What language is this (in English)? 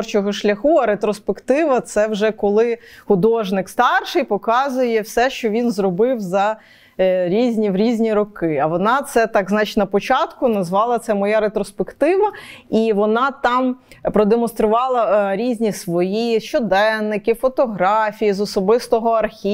Ukrainian